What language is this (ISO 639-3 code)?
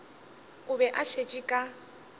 nso